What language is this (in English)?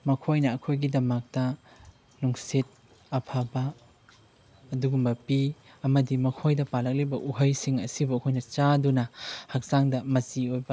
Manipuri